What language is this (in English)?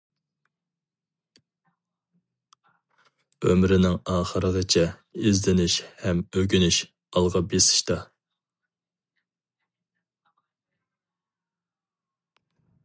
Uyghur